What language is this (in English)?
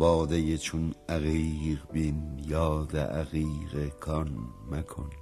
Persian